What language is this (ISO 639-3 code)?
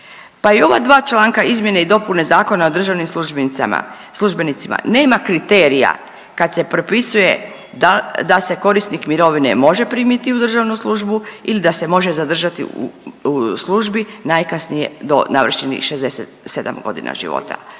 hrv